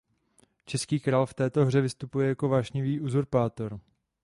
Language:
Czech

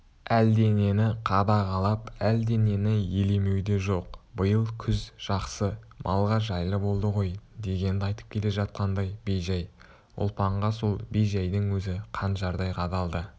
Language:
Kazakh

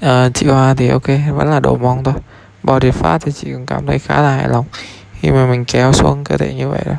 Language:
Vietnamese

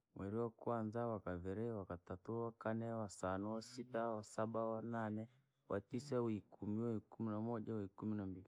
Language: Langi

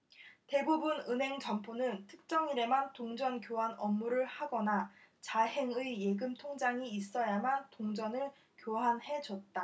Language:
Korean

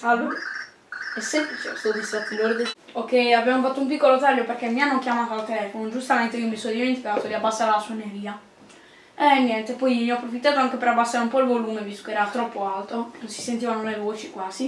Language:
Italian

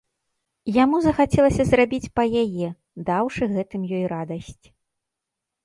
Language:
Belarusian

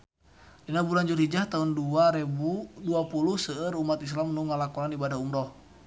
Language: Sundanese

